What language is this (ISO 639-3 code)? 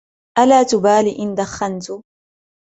ara